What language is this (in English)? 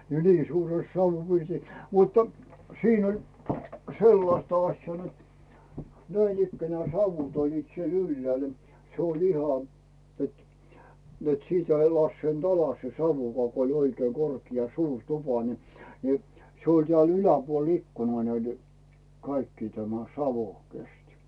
Finnish